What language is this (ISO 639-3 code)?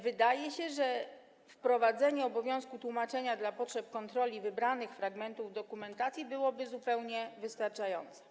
pol